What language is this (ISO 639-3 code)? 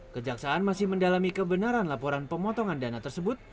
ind